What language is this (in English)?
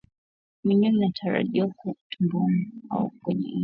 Swahili